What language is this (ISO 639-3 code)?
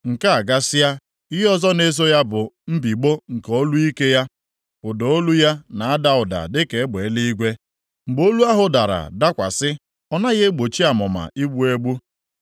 ibo